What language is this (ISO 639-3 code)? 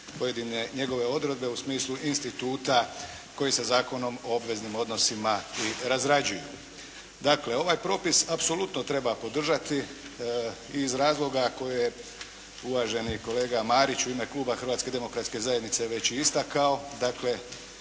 hrv